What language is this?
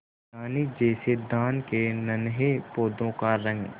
Hindi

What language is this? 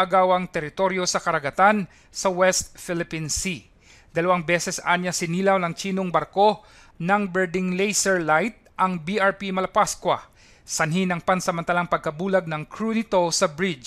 Filipino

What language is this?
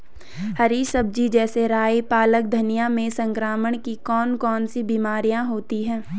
Hindi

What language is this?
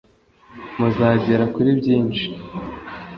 Kinyarwanda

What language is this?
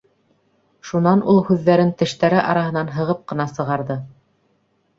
Bashkir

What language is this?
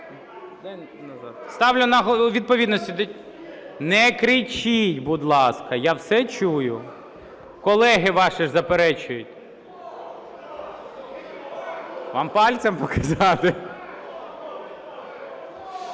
Ukrainian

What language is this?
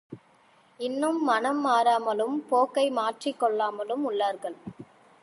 Tamil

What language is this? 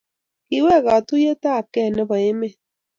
Kalenjin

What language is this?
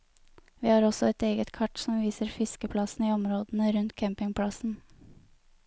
Norwegian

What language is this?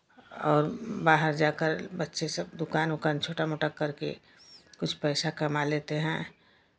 Hindi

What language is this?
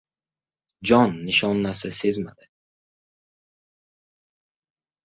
Uzbek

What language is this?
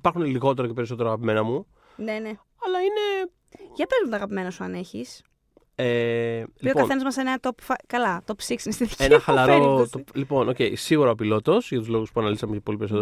Greek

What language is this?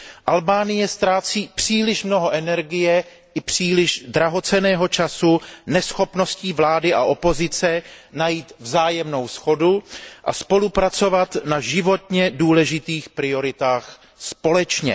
Czech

